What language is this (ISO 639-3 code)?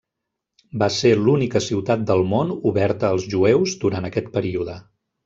cat